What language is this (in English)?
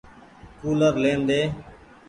Goaria